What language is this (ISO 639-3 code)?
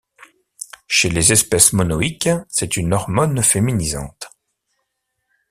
fra